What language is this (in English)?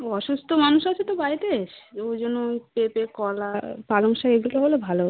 Bangla